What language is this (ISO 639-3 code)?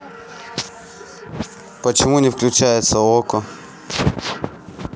rus